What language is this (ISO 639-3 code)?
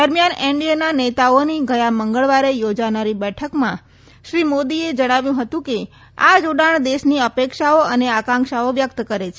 guj